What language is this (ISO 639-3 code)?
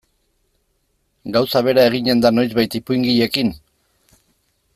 eus